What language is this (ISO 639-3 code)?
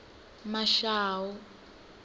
ven